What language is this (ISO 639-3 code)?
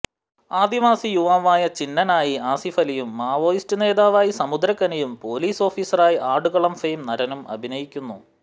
mal